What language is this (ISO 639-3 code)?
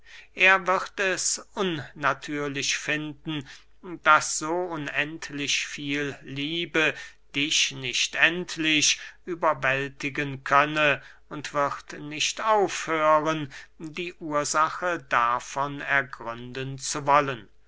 deu